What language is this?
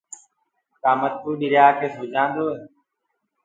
Gurgula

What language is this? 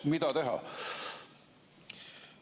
Estonian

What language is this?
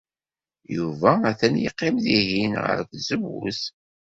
Kabyle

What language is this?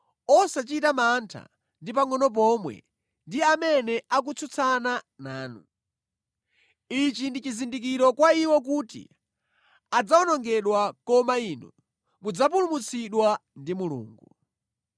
Nyanja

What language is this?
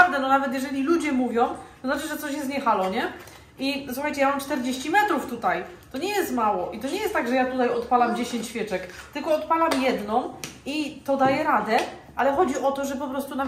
Polish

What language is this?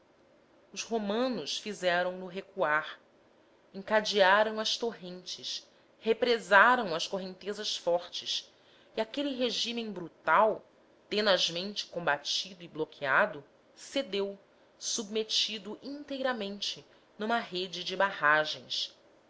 Portuguese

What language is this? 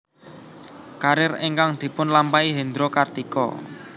Javanese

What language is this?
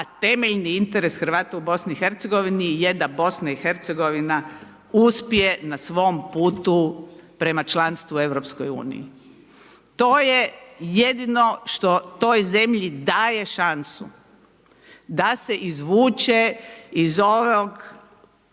Croatian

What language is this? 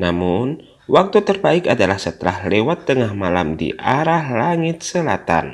Indonesian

